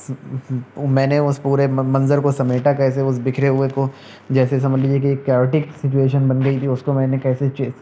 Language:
Urdu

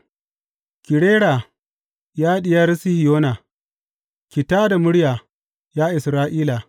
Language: Hausa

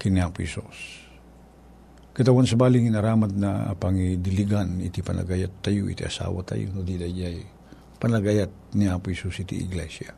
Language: Filipino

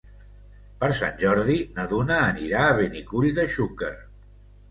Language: Catalan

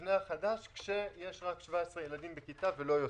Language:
Hebrew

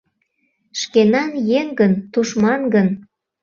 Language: Mari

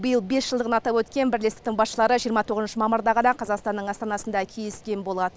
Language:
Kazakh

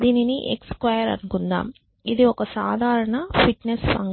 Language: Telugu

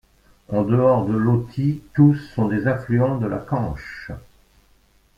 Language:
French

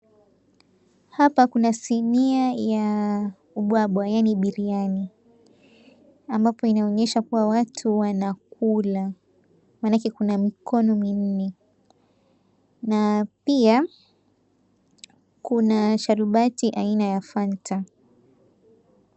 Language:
Swahili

